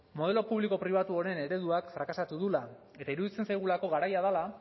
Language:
Basque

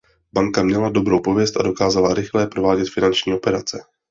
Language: Czech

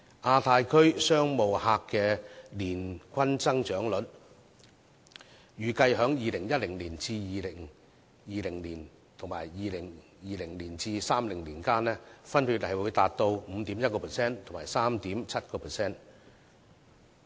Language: Cantonese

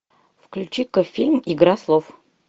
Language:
Russian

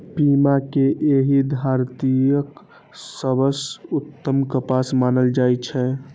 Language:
Maithili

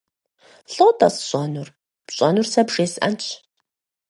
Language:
Kabardian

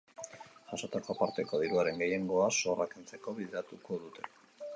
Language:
Basque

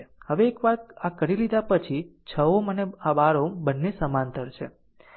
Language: Gujarati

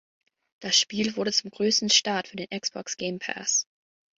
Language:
German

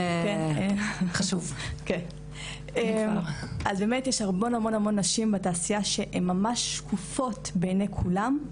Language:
Hebrew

